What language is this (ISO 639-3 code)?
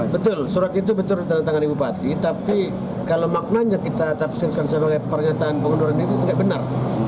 ind